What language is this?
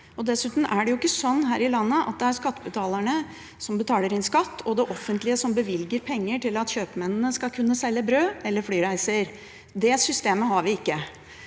Norwegian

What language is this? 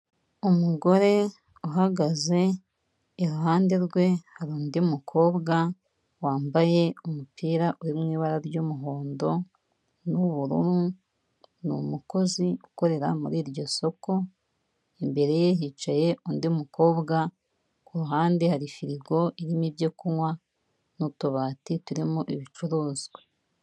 Kinyarwanda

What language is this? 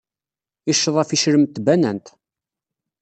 Kabyle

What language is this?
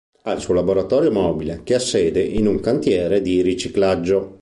Italian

